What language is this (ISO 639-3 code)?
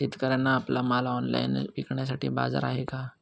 mar